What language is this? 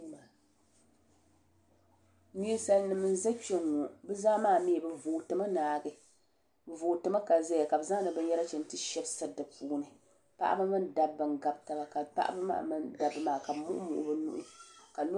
Dagbani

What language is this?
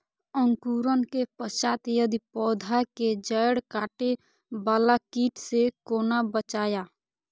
Maithili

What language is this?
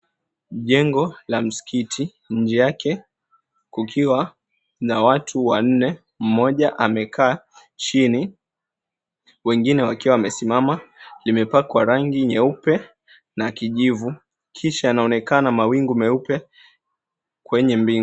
Swahili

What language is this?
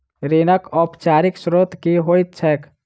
Maithili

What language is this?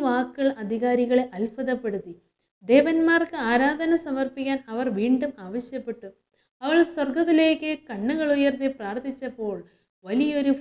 Malayalam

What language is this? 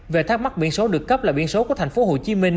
Vietnamese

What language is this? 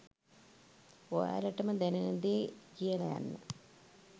Sinhala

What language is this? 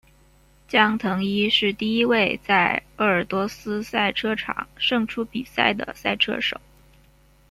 Chinese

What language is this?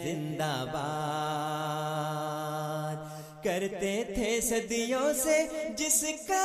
Urdu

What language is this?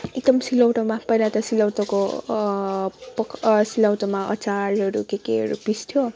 Nepali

